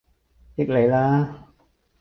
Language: Cantonese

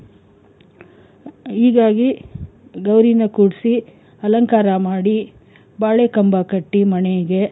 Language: Kannada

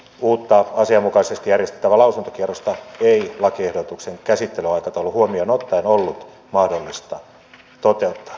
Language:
Finnish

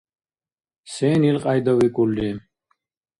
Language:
Dargwa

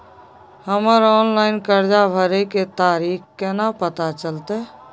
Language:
Maithili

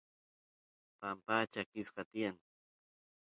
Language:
Santiago del Estero Quichua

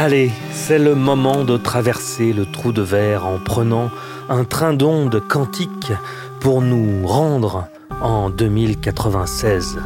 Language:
French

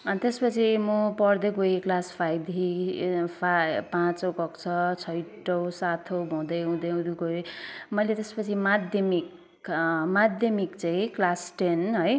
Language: Nepali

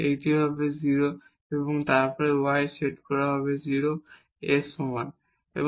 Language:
Bangla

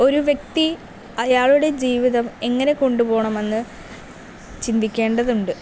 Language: Malayalam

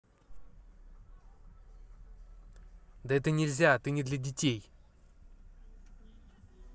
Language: Russian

